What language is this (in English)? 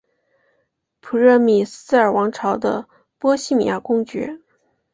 Chinese